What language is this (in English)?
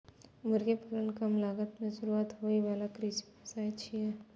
Maithili